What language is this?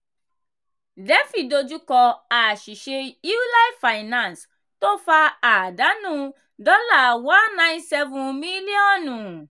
Yoruba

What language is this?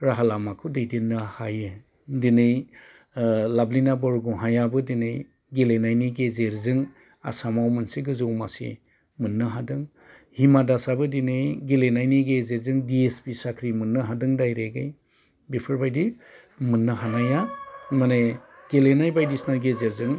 Bodo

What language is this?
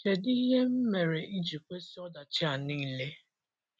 Igbo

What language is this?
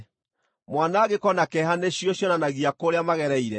Kikuyu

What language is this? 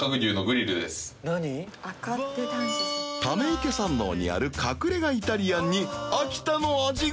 Japanese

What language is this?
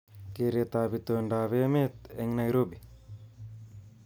Kalenjin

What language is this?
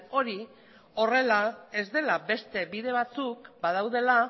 Basque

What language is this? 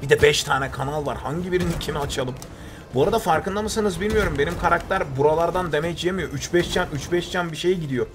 Turkish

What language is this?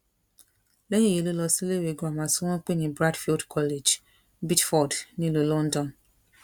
Yoruba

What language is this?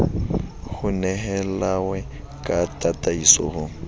Southern Sotho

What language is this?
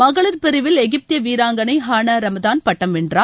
Tamil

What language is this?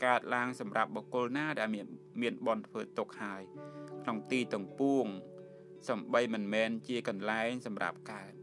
Thai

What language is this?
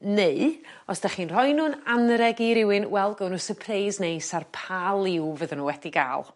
Welsh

